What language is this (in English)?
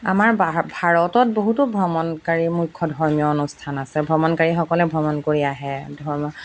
Assamese